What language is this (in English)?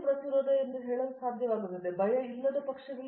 Kannada